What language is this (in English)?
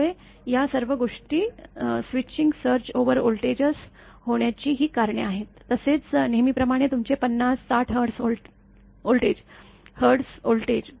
Marathi